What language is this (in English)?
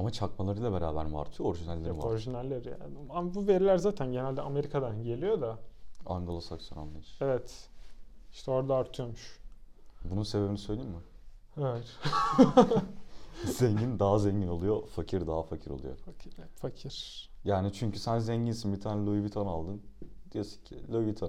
Turkish